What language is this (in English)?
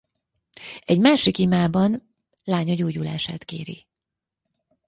Hungarian